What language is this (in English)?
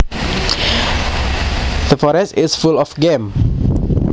Javanese